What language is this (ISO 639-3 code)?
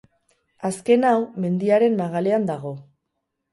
eus